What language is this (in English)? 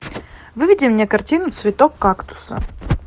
Russian